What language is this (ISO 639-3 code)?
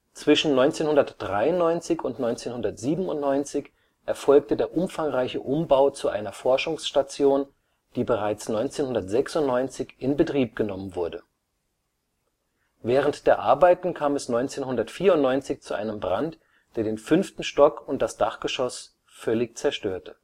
deu